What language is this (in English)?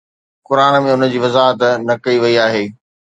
Sindhi